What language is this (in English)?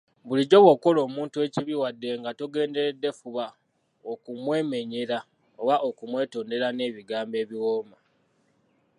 Ganda